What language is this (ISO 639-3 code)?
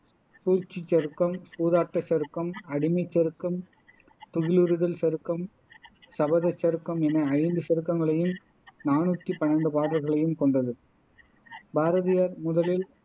tam